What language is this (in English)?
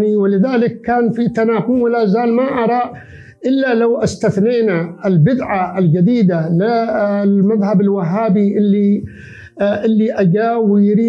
Arabic